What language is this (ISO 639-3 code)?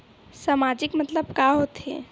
hne